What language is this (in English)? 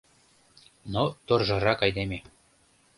Mari